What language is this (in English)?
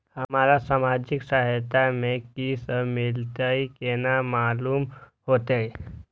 Maithili